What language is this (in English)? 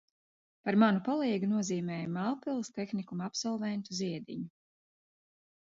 Latvian